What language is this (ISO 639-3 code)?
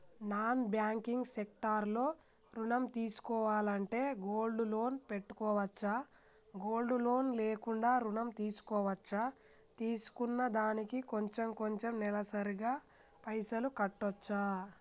tel